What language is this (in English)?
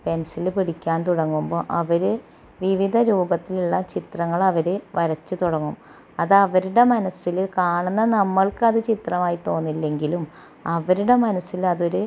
Malayalam